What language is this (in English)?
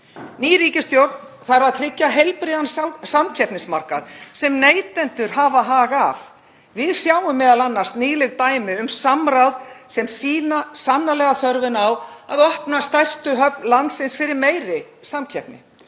Icelandic